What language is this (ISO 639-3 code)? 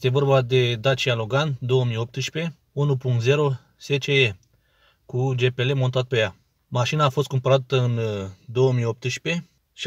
ron